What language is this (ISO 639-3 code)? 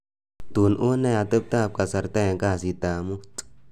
kln